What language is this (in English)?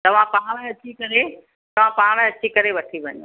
Sindhi